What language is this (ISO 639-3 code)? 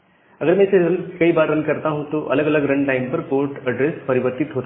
hin